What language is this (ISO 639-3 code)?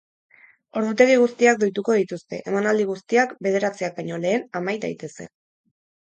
eus